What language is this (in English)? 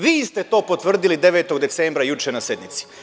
Serbian